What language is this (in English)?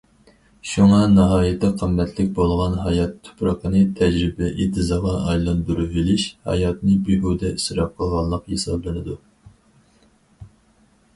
Uyghur